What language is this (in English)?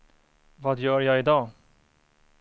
Swedish